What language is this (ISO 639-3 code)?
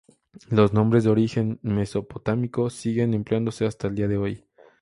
spa